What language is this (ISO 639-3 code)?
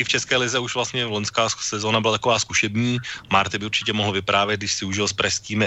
ces